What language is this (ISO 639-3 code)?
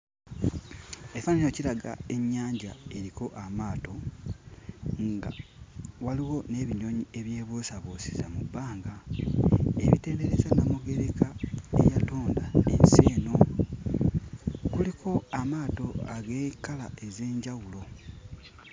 lug